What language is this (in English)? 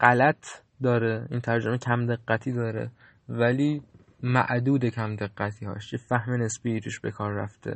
Persian